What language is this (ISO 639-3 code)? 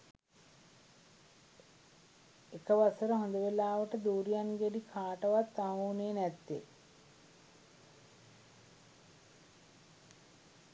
sin